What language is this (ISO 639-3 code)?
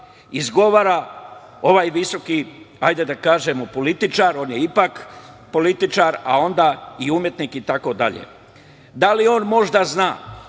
srp